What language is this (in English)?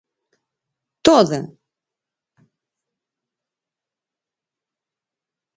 Galician